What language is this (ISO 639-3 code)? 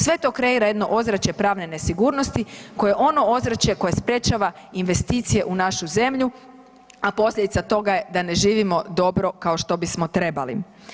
hrv